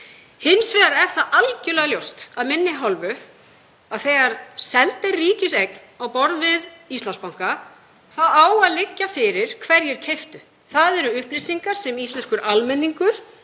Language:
Icelandic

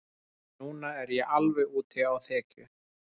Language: Icelandic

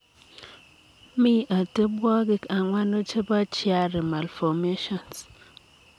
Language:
Kalenjin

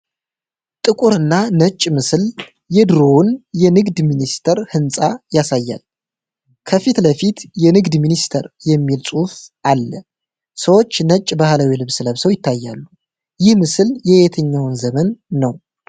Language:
Amharic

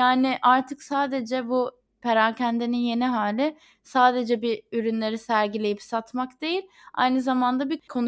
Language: Turkish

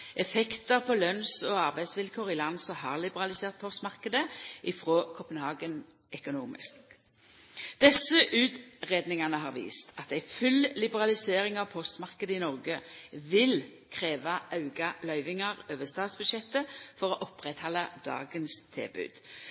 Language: Norwegian Nynorsk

